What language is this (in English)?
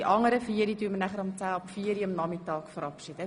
Swiss German